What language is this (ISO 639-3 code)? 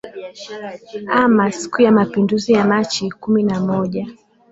swa